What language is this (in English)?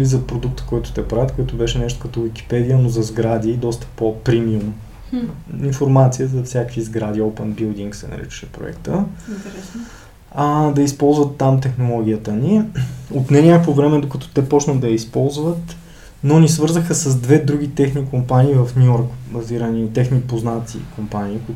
Bulgarian